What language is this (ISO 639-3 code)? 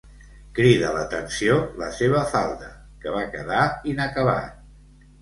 cat